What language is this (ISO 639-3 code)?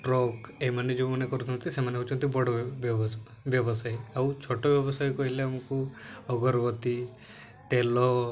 ori